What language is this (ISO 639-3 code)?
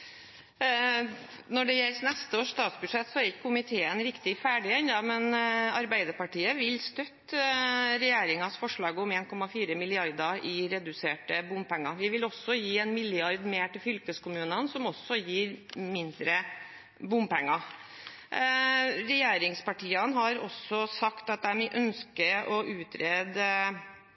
nob